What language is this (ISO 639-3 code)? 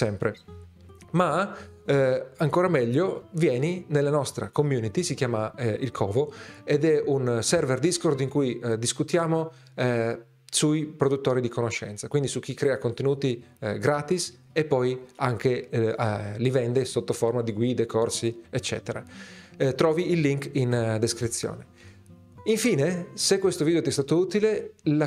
ita